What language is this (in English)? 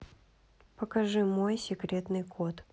Russian